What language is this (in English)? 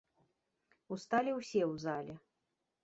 Belarusian